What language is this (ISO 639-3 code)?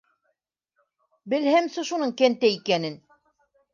bak